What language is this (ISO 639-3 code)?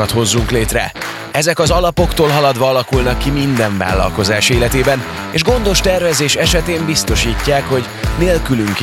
hun